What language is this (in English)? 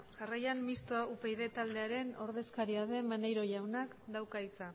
Basque